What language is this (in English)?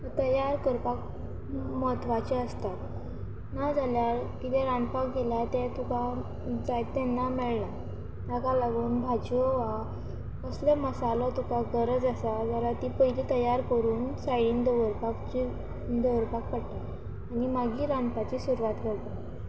Konkani